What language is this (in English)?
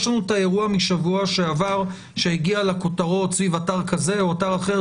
Hebrew